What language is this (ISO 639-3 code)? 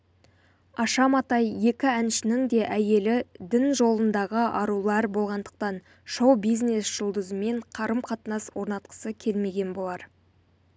kaz